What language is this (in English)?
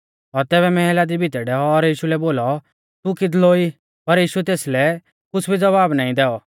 Mahasu Pahari